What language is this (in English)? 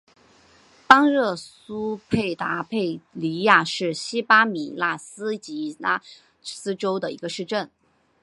Chinese